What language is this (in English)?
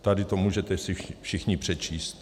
Czech